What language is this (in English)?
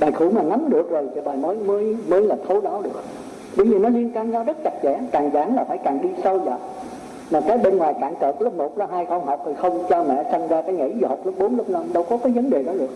Vietnamese